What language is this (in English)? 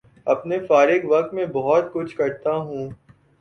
Urdu